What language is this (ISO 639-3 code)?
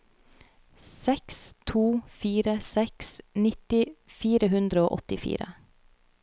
nor